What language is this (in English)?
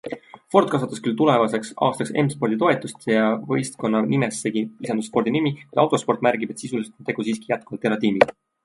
Estonian